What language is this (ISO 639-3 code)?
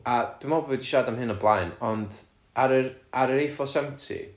cym